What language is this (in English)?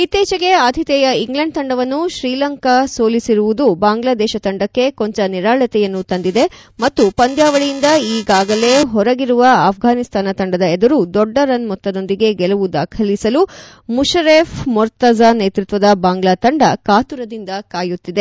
Kannada